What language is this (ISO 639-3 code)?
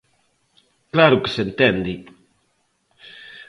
glg